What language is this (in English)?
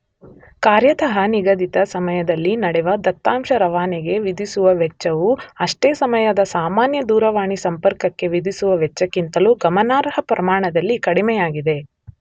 Kannada